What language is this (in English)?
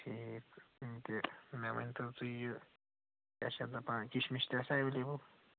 Kashmiri